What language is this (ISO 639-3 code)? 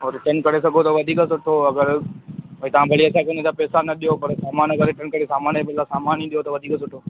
snd